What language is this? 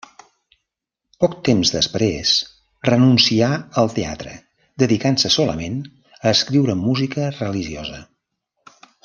Catalan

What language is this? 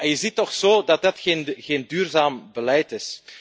Dutch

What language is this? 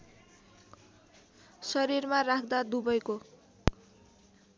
Nepali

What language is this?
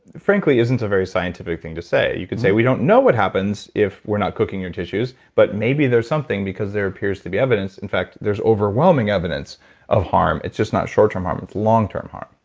English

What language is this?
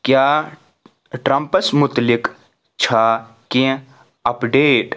Kashmiri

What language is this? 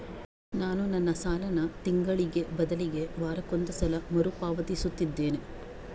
Kannada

